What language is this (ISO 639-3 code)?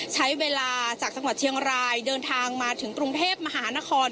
tha